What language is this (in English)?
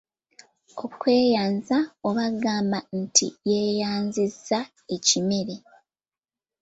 Ganda